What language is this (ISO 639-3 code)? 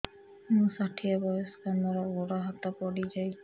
ori